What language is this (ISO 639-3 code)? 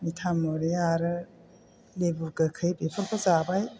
brx